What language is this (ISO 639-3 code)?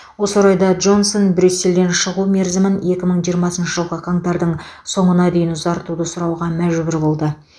kaz